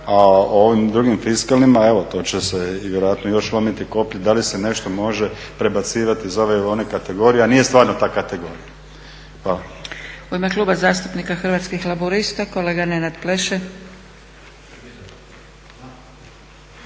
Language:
Croatian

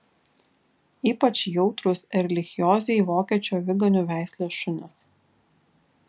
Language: Lithuanian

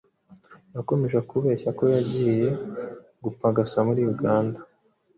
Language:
Kinyarwanda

